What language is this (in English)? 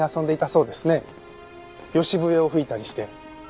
Japanese